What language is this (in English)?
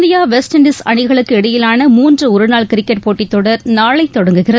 Tamil